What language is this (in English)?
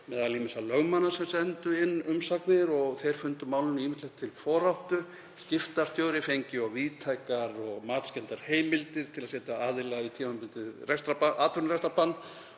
Icelandic